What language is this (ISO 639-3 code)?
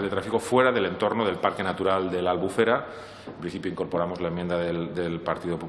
spa